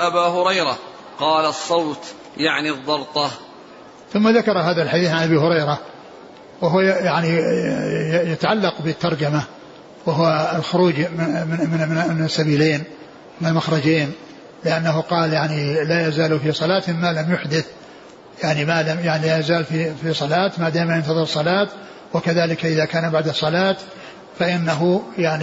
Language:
Arabic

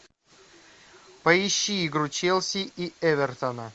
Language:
Russian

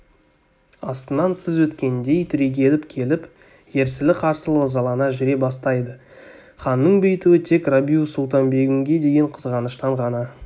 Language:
Kazakh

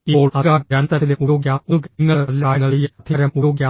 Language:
Malayalam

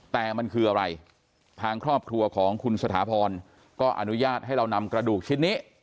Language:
Thai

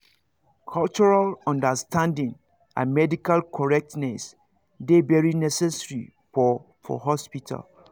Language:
Nigerian Pidgin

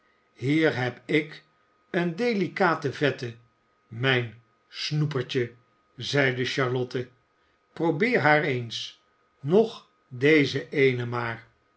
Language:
Dutch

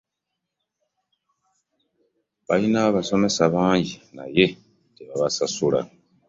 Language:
Ganda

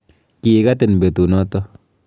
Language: Kalenjin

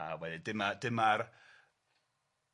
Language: Welsh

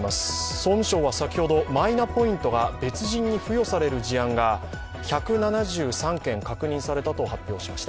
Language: Japanese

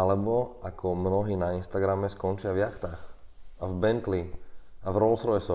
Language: Slovak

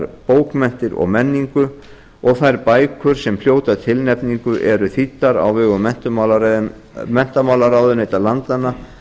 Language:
Icelandic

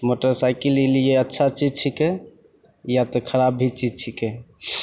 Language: Maithili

